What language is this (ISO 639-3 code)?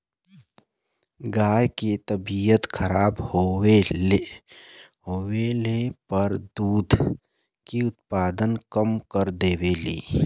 bho